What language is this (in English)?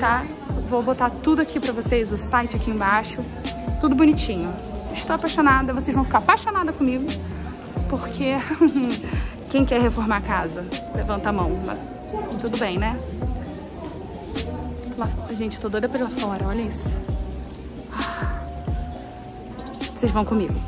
Portuguese